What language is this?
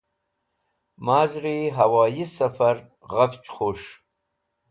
Wakhi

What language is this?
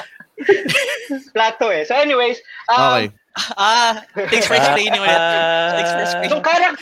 Filipino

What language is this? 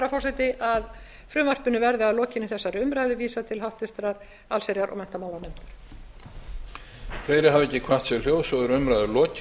Icelandic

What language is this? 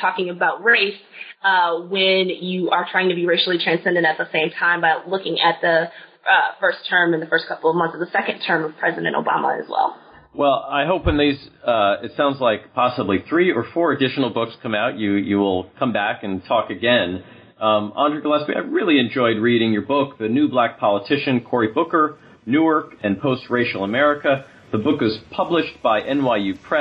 English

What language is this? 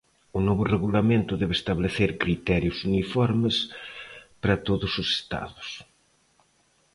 Galician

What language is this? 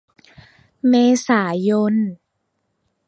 Thai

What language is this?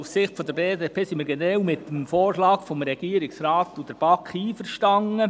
Swiss German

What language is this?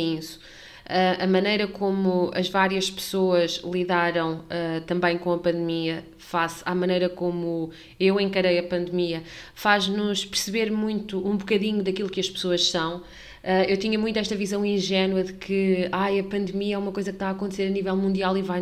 Portuguese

